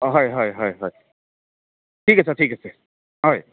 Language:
Assamese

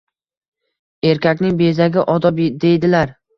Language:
Uzbek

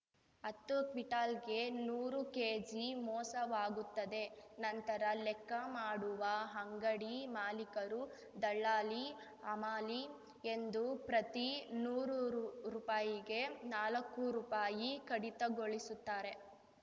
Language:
Kannada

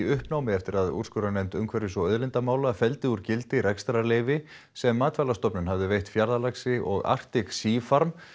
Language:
Icelandic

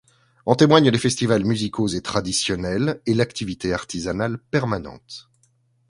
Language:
French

